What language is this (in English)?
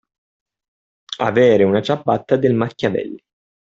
Italian